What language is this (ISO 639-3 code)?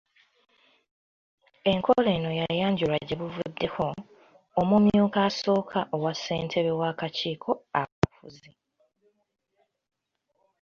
lug